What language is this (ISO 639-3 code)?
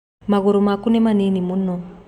kik